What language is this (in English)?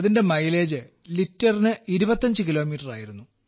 Malayalam